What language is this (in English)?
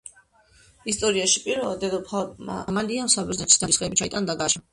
Georgian